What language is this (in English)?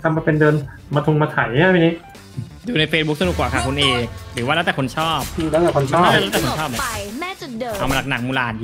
Thai